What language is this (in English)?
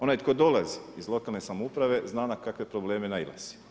Croatian